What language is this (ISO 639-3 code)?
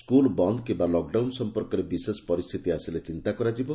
ori